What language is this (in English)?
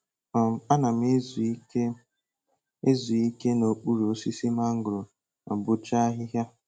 Igbo